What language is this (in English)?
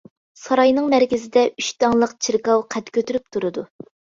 Uyghur